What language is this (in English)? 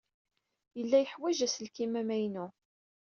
Kabyle